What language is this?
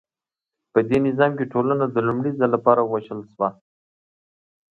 Pashto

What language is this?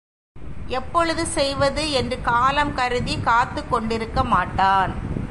Tamil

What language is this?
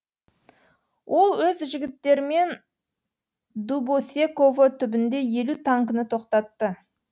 Kazakh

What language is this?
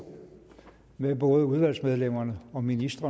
Danish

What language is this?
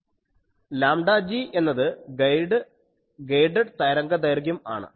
Malayalam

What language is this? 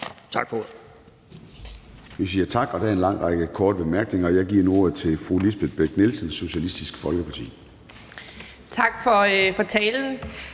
Danish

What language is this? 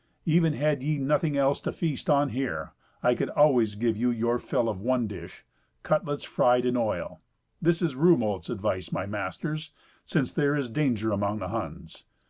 English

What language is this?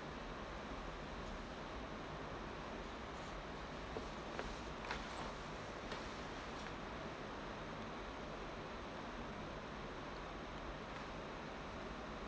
English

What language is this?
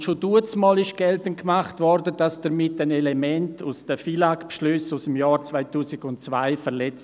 Swiss German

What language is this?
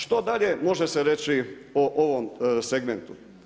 Croatian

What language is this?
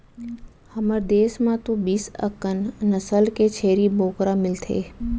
Chhattisgarhi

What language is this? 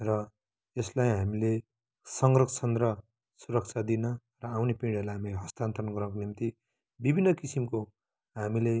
Nepali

